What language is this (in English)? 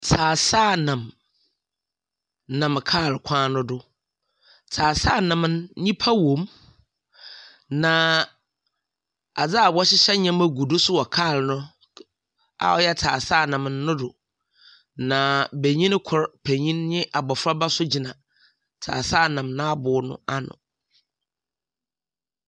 Akan